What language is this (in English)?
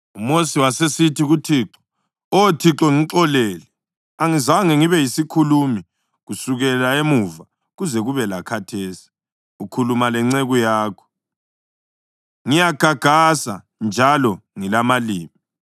North Ndebele